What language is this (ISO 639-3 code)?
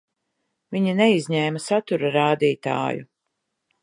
lav